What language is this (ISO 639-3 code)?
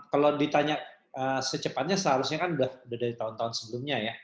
ind